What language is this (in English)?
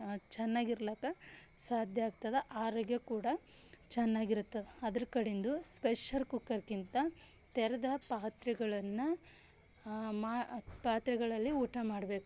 Kannada